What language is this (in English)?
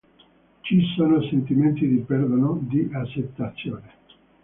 Italian